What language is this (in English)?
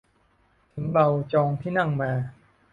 Thai